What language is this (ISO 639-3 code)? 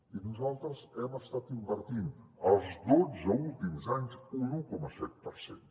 cat